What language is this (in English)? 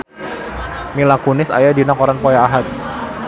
Sundanese